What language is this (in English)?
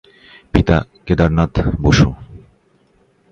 Bangla